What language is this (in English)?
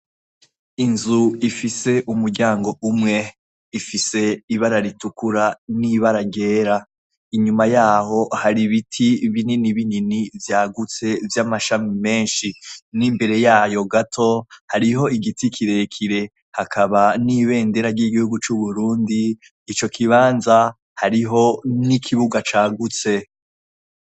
Rundi